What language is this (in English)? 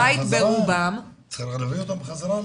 Hebrew